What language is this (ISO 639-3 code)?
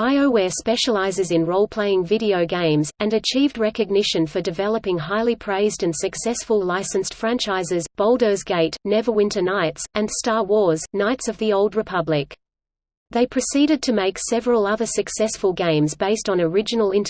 eng